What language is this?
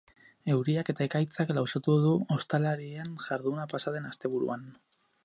Basque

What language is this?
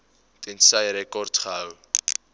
Afrikaans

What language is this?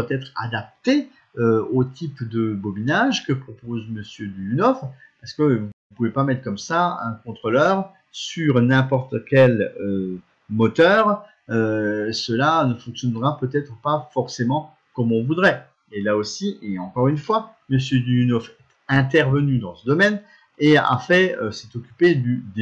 French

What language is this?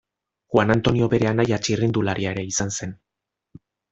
Basque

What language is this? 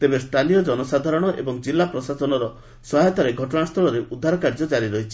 Odia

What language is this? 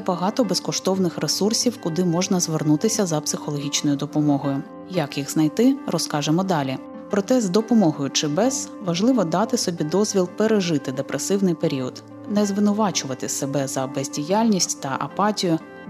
Ukrainian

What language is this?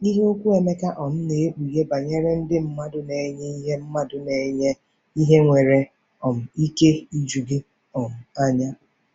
Igbo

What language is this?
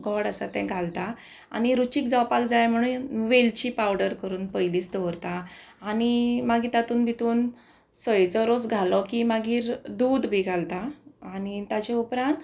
Konkani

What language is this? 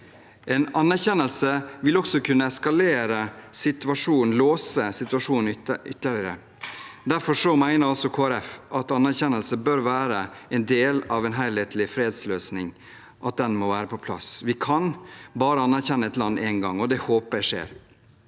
Norwegian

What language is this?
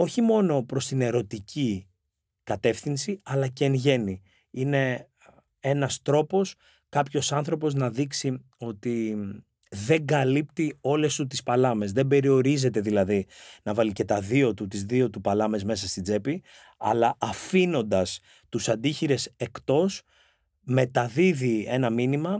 Greek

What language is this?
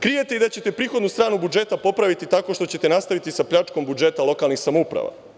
Serbian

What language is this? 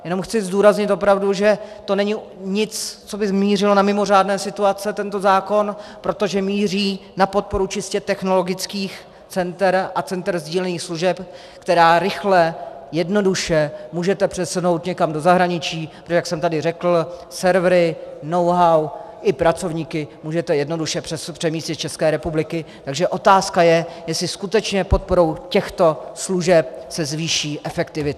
Czech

